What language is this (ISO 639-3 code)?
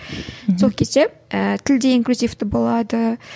kaz